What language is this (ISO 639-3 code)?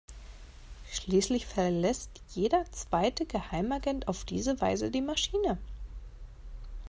deu